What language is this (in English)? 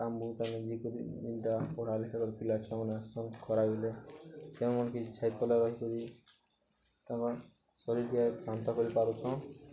Odia